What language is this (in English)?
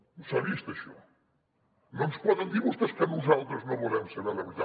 Catalan